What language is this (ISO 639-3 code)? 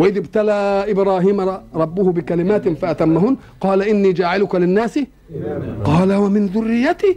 ara